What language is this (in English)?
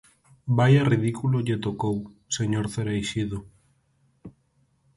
Galician